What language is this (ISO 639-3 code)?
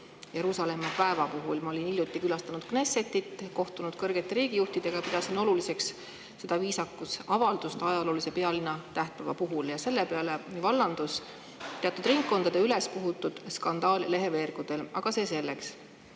est